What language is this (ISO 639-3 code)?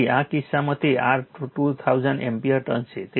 guj